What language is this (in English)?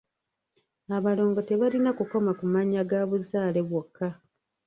Ganda